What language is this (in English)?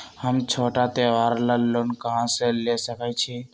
Magahi